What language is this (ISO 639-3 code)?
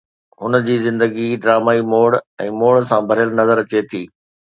snd